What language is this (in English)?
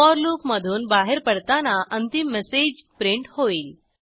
Marathi